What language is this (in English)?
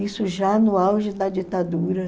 Portuguese